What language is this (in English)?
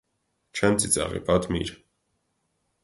Armenian